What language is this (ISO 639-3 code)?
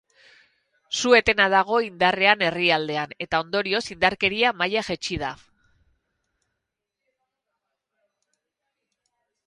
eus